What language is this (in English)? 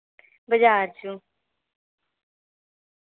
Dogri